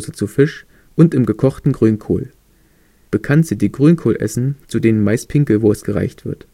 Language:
German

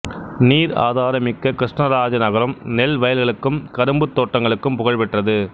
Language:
Tamil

